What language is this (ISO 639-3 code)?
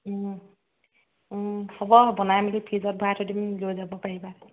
asm